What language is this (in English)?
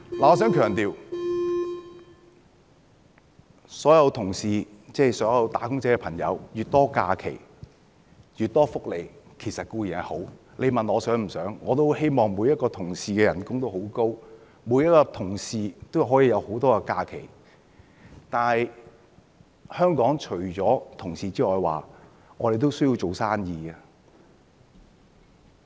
Cantonese